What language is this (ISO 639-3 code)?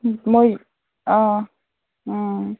mni